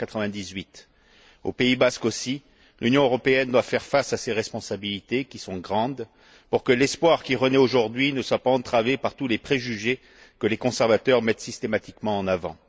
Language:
French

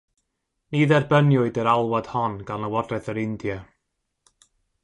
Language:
Welsh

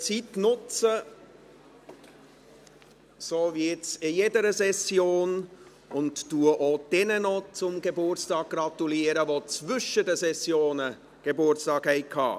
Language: Swiss German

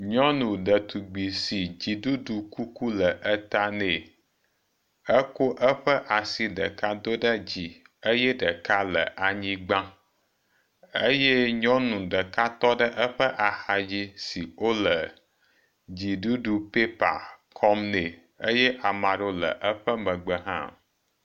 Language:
Ewe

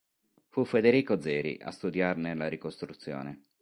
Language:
Italian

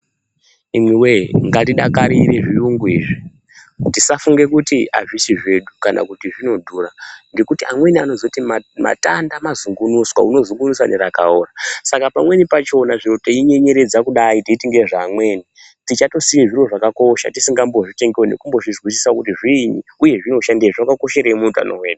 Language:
Ndau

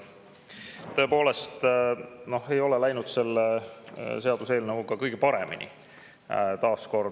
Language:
Estonian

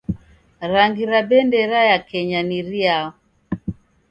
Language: Taita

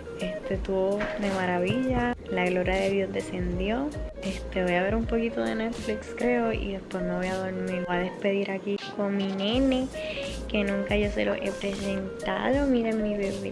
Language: Spanish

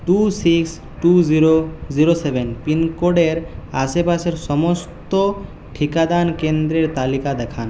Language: Bangla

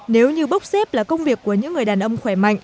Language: Vietnamese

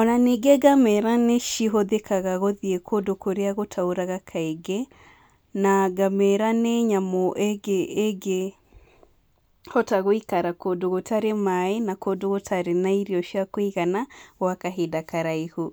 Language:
Kikuyu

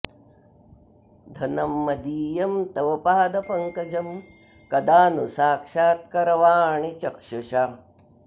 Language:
Sanskrit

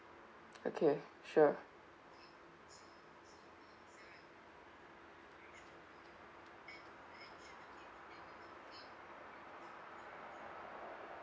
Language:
English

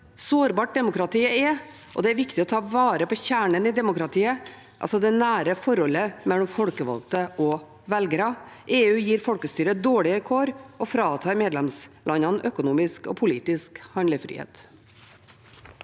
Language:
Norwegian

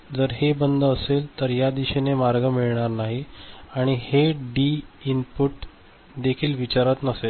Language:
Marathi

